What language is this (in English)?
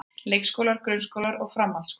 Icelandic